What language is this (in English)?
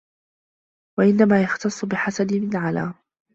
Arabic